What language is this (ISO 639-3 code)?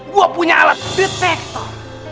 ind